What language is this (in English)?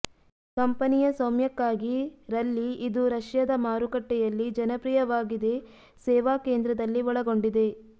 Kannada